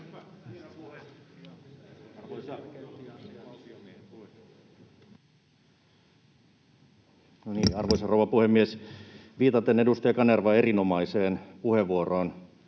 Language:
Finnish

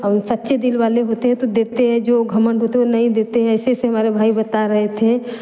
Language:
Hindi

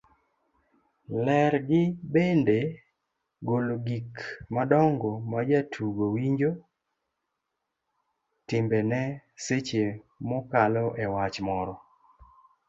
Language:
Luo (Kenya and Tanzania)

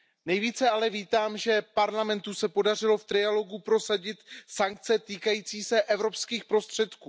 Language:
Czech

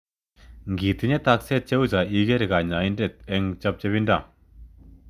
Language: Kalenjin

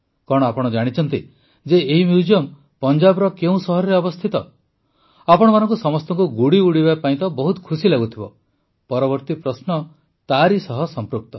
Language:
Odia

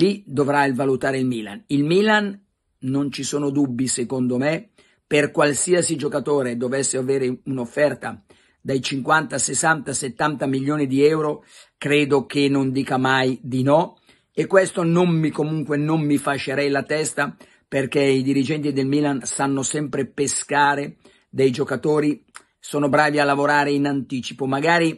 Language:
Italian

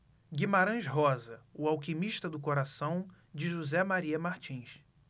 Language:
Portuguese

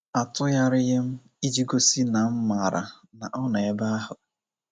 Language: Igbo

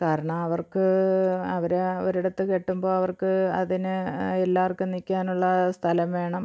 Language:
Malayalam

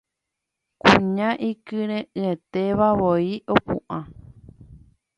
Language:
Guarani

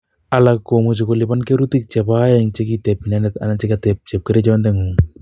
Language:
Kalenjin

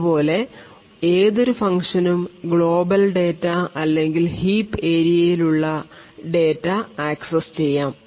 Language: Malayalam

